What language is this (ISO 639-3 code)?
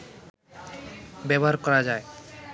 ben